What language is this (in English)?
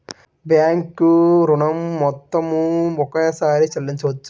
Telugu